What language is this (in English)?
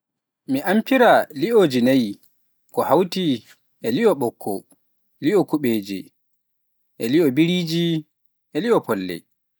Pular